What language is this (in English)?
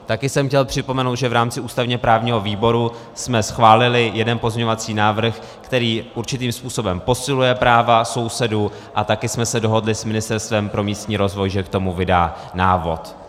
Czech